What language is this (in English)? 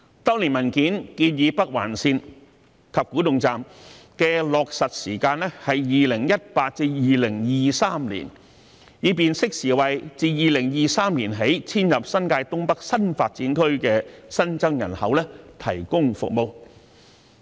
Cantonese